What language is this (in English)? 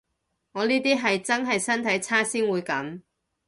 Cantonese